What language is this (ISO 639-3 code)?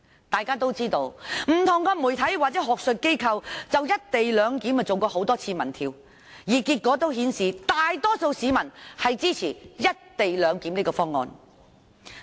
yue